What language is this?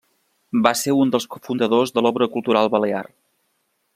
Catalan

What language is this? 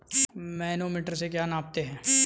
Hindi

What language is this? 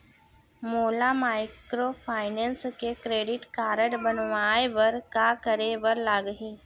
Chhattisgarhi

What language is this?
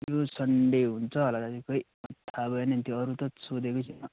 Nepali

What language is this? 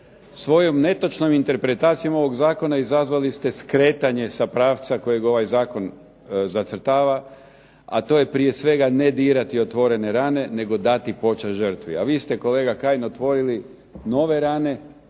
Croatian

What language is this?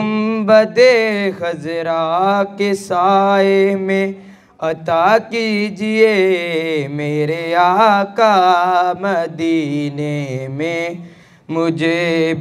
Hebrew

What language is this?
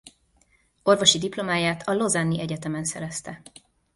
Hungarian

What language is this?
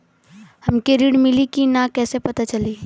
Bhojpuri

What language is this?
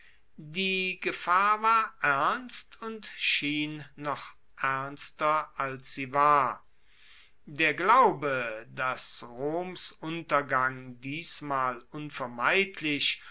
German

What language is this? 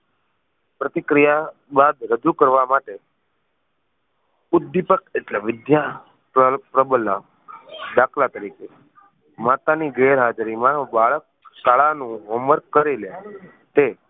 Gujarati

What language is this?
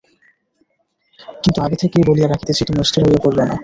Bangla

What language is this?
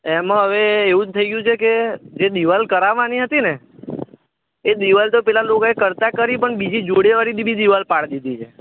Gujarati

